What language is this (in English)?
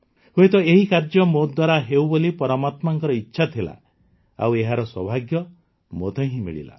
Odia